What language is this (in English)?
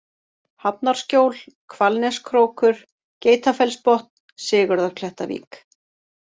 Icelandic